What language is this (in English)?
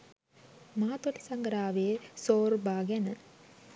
Sinhala